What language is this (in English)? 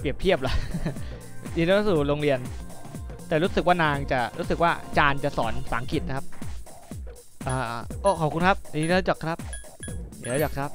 Thai